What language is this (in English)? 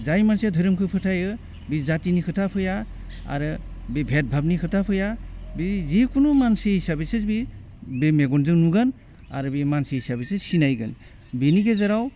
Bodo